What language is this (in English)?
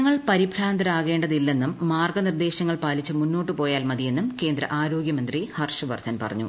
Malayalam